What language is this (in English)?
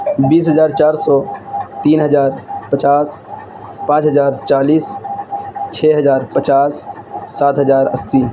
Urdu